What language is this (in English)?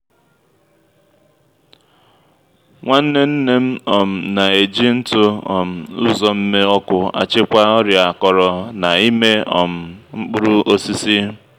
Igbo